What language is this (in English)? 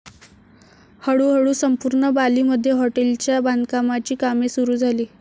Marathi